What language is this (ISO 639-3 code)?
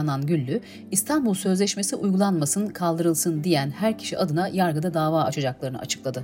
tur